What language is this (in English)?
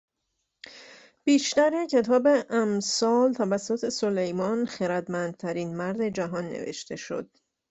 Persian